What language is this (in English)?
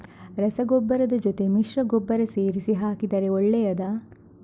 Kannada